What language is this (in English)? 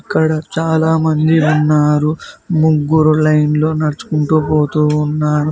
Telugu